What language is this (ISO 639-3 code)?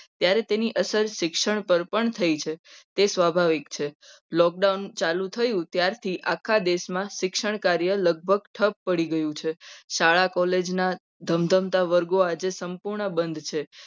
guj